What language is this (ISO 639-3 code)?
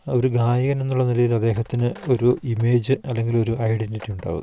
mal